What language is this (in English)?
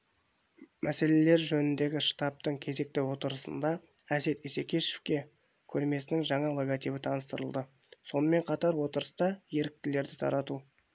Kazakh